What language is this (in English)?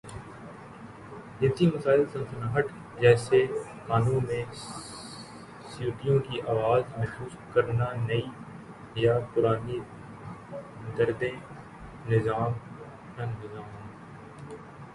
Urdu